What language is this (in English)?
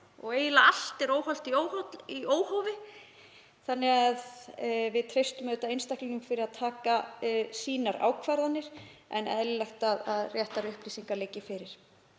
Icelandic